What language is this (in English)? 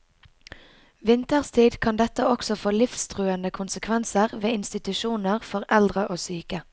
Norwegian